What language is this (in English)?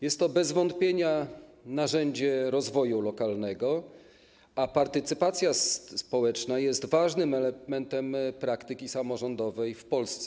Polish